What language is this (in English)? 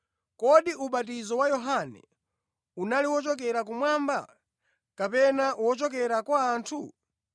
Nyanja